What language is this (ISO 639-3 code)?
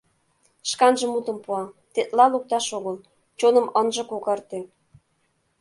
chm